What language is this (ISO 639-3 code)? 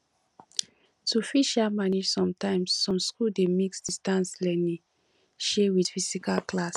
pcm